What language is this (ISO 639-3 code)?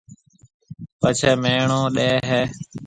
mve